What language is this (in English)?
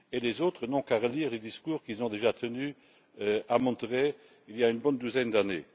French